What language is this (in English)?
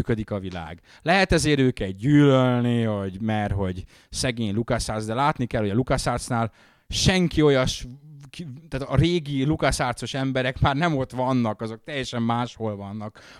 Hungarian